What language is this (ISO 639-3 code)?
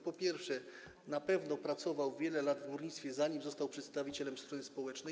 pol